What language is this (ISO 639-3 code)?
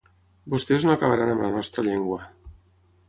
cat